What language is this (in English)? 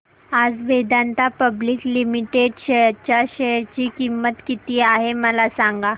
Marathi